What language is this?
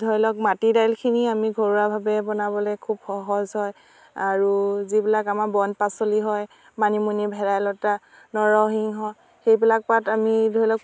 Assamese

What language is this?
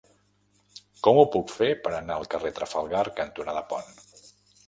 Catalan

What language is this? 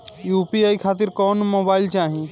Bhojpuri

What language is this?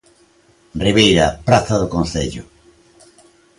Galician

